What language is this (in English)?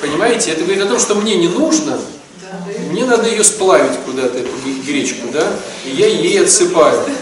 Russian